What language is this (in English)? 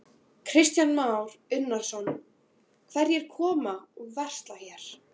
Icelandic